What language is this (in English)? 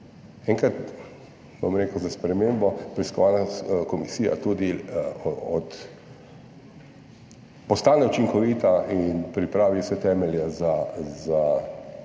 Slovenian